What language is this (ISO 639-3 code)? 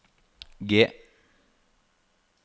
nor